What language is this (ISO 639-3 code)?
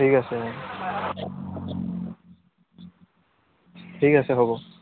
asm